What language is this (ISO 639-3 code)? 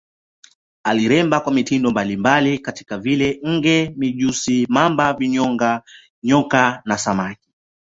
swa